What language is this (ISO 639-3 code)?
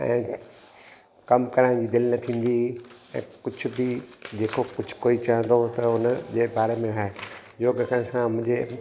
snd